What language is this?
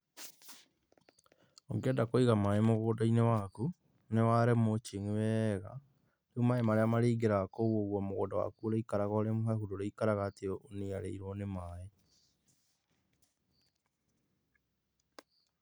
Kikuyu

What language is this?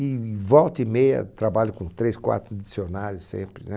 Portuguese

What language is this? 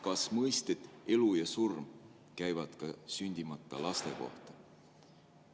Estonian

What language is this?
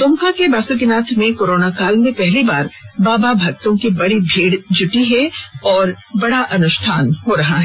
Hindi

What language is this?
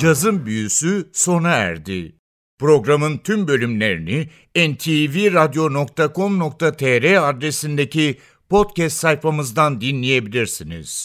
Turkish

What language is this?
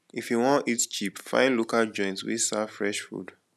Nigerian Pidgin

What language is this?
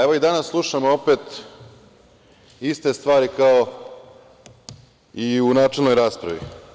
Serbian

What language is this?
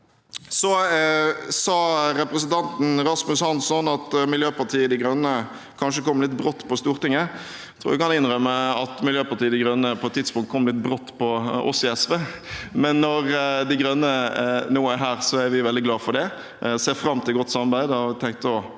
Norwegian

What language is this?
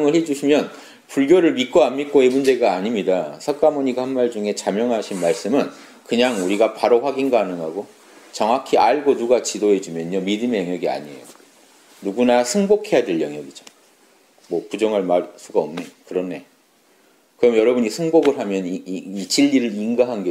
Korean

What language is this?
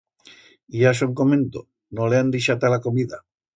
Aragonese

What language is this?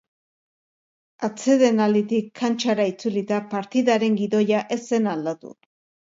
Basque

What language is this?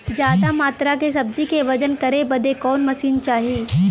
Bhojpuri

